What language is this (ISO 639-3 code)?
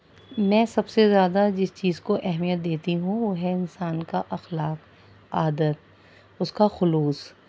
urd